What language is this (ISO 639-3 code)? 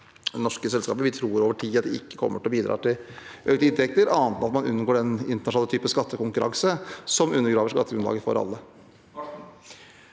nor